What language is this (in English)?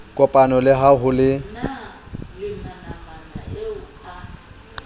Southern Sotho